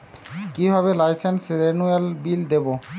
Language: Bangla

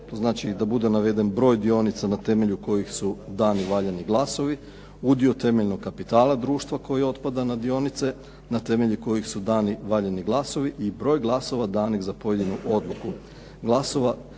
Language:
Croatian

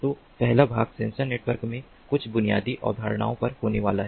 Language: Hindi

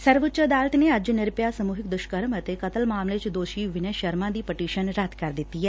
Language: Punjabi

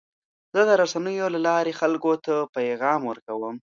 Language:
Pashto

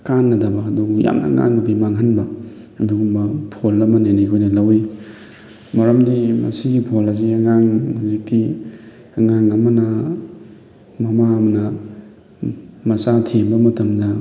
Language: Manipuri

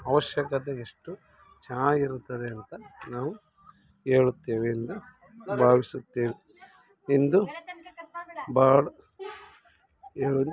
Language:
Kannada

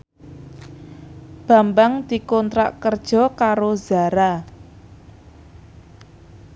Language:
Javanese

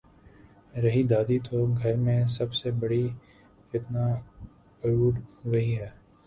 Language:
Urdu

